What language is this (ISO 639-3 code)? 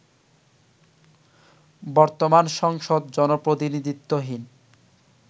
ben